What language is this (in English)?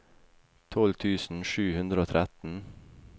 Norwegian